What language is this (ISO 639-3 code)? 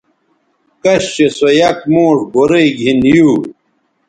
btv